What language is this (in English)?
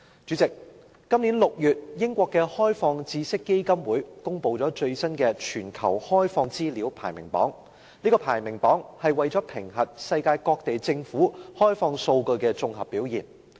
Cantonese